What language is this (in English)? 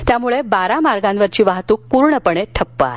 Marathi